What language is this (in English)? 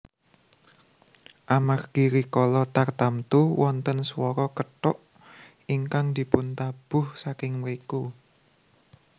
Javanese